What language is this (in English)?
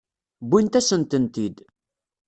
Kabyle